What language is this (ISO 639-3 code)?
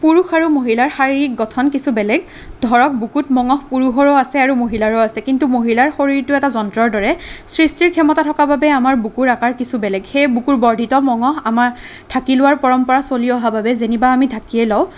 asm